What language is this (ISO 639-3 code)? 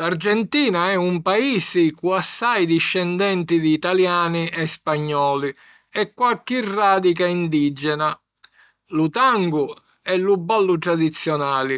scn